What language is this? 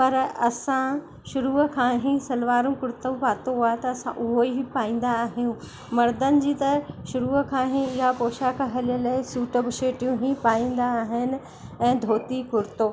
Sindhi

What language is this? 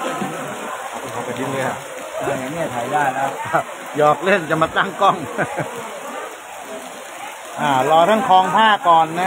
Thai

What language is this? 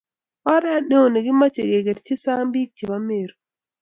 Kalenjin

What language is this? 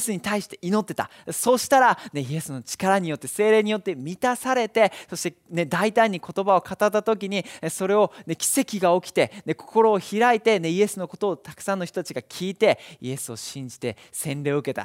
Japanese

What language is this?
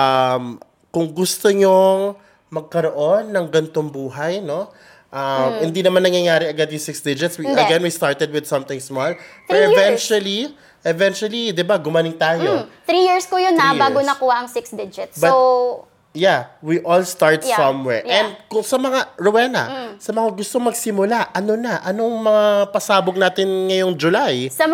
Filipino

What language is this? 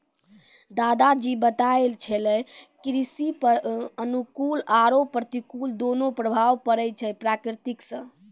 Maithili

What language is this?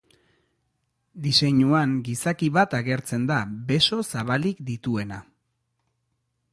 Basque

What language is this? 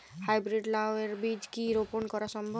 Bangla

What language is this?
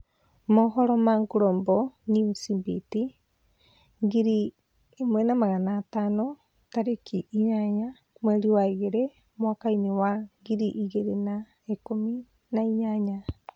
Kikuyu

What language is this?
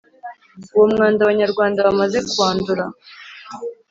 Kinyarwanda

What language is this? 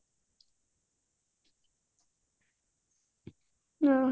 Odia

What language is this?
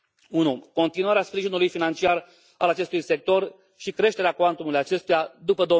Romanian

